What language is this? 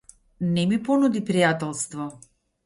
Macedonian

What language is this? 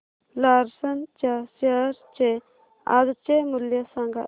Marathi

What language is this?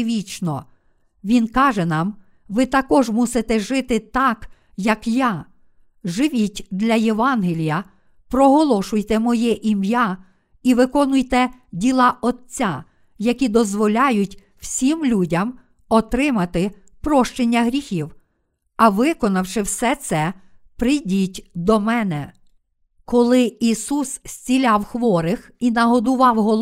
Ukrainian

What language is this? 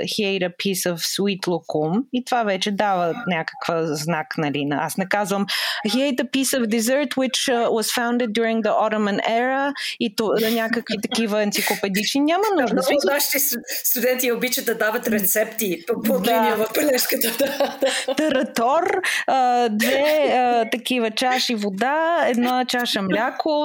Bulgarian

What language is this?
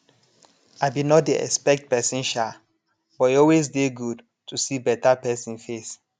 Nigerian Pidgin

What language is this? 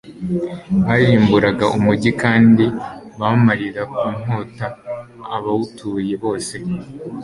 Kinyarwanda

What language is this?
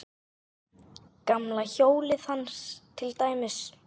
Icelandic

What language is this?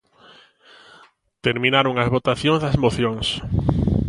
Galician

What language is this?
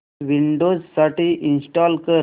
Marathi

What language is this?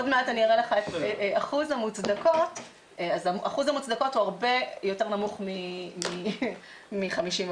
Hebrew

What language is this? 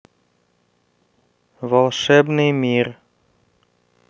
Russian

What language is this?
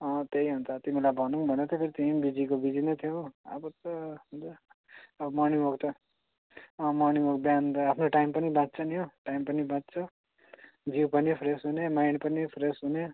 Nepali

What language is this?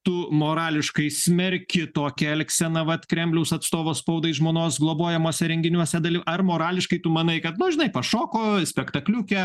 Lithuanian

